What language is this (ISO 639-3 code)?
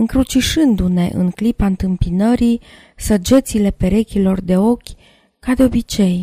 ron